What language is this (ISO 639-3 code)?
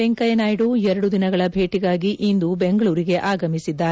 kan